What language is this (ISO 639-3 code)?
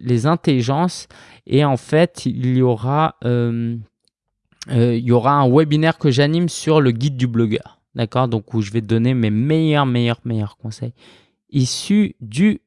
fra